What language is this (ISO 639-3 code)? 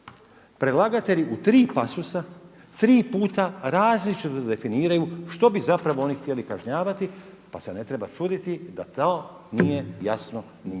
hrv